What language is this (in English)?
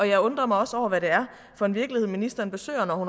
Danish